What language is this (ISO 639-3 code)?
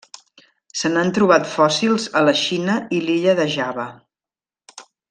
cat